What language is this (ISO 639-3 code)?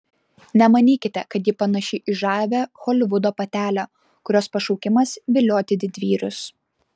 lit